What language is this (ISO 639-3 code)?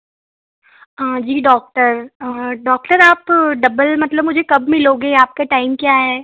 hin